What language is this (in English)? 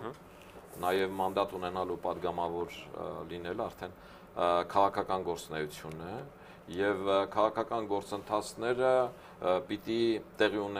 Romanian